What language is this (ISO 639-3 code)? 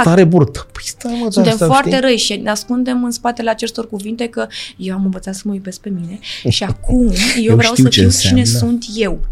ron